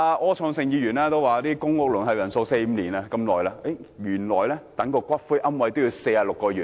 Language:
Cantonese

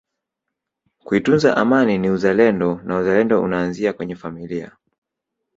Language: Swahili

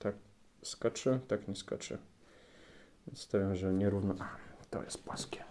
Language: Polish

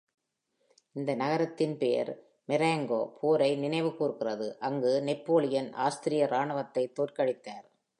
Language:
Tamil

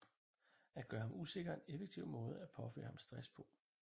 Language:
Danish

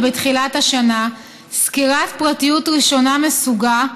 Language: Hebrew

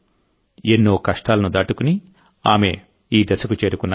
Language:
Telugu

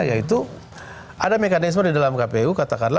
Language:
Indonesian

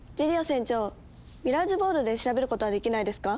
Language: Japanese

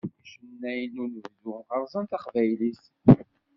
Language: Kabyle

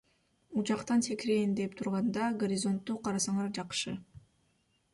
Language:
Kyrgyz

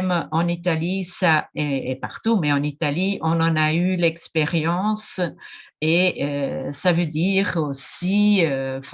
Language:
French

